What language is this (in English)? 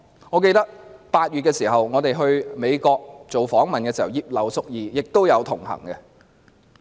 Cantonese